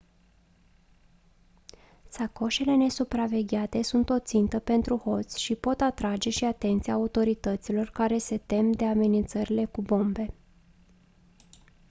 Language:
Romanian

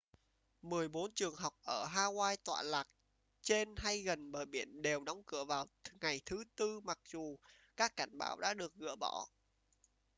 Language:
Vietnamese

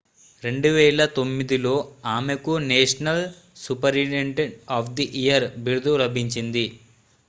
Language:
Telugu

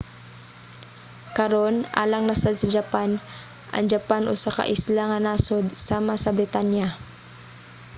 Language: Cebuano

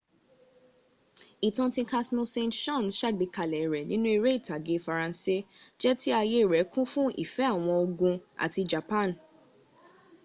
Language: Yoruba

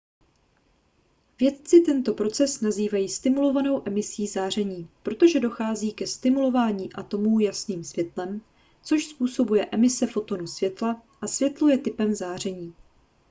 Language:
Czech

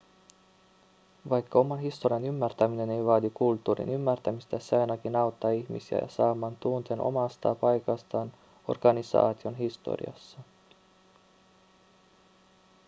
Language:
Finnish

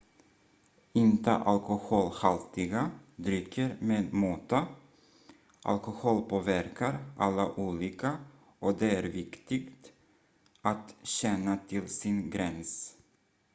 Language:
Swedish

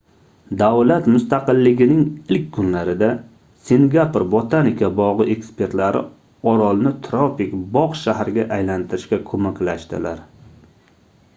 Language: Uzbek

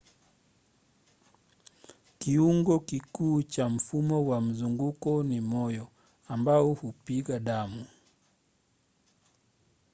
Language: Swahili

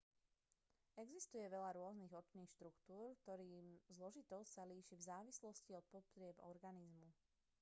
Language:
Slovak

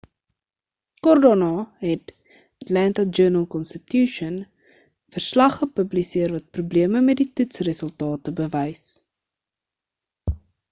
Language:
Afrikaans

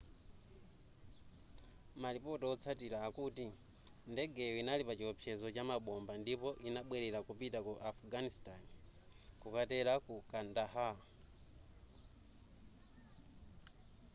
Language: Nyanja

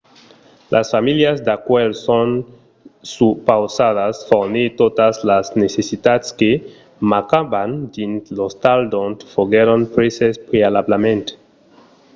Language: Occitan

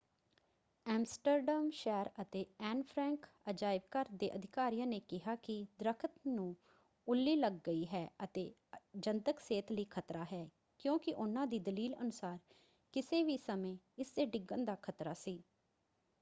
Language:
Punjabi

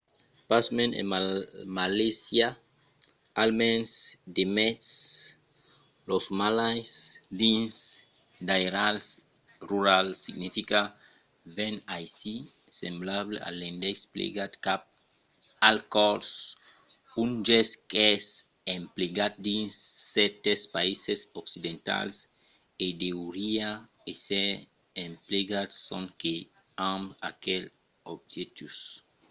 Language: Occitan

